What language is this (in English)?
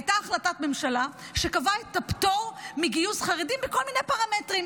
Hebrew